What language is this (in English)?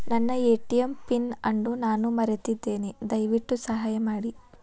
Kannada